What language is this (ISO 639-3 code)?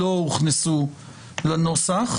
heb